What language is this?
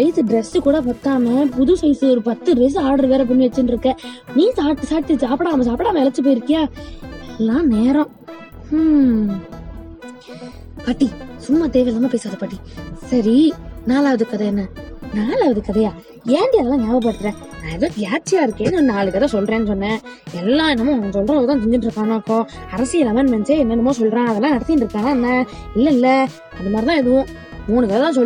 Tamil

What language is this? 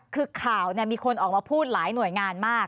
Thai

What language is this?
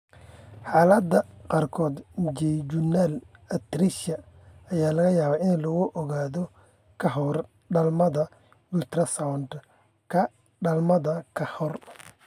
Somali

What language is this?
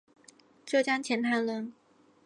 Chinese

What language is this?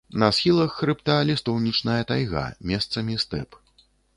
Belarusian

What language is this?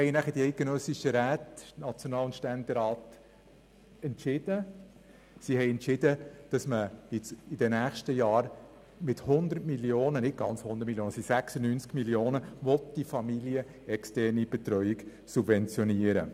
Swiss German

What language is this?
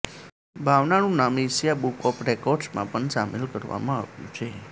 Gujarati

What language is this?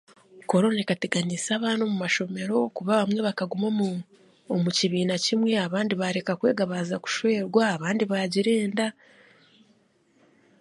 Chiga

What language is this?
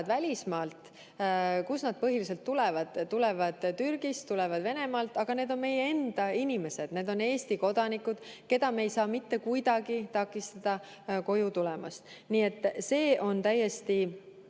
Estonian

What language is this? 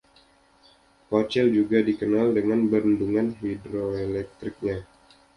Indonesian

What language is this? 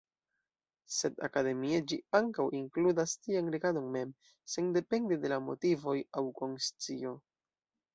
Esperanto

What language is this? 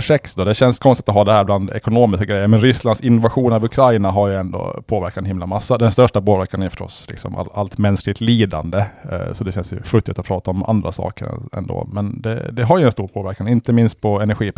Swedish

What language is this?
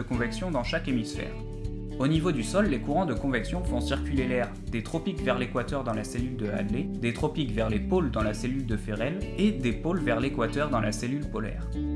French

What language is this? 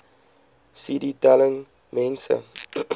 Afrikaans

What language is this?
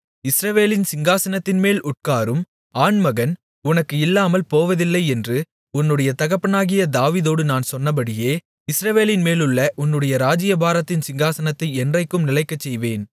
Tamil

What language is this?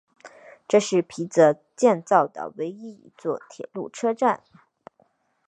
Chinese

